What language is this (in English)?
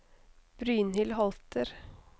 Norwegian